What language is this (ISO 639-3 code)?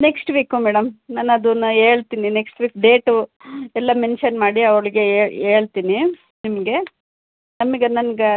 kan